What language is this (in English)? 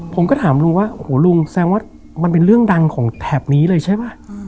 Thai